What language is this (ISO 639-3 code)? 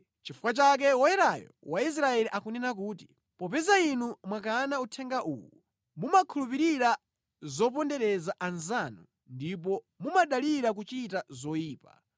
nya